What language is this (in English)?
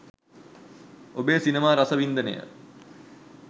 Sinhala